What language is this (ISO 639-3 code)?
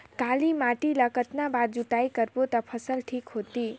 hne